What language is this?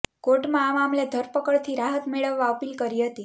Gujarati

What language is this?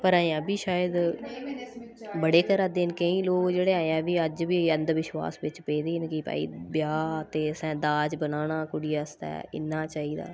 Dogri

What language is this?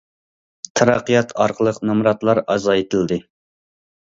Uyghur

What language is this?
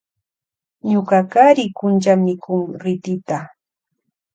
Loja Highland Quichua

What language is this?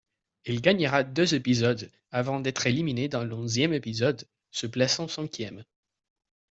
French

